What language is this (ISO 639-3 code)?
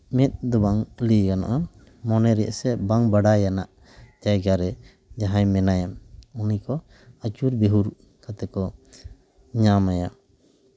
sat